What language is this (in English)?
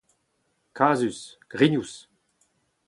Breton